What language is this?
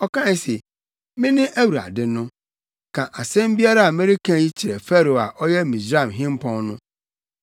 Akan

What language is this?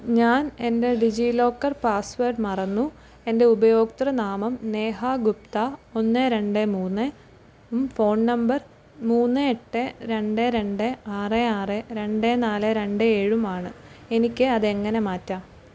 Malayalam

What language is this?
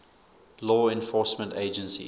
English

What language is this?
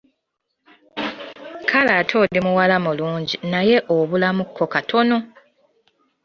Ganda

